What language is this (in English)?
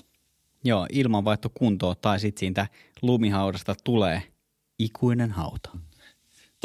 Finnish